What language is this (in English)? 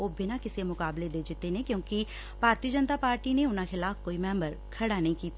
Punjabi